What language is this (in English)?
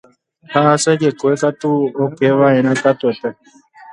Guarani